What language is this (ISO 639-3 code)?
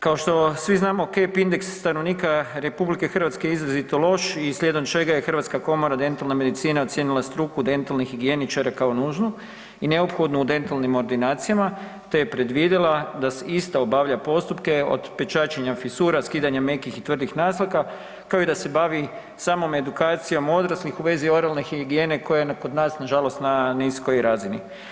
hrv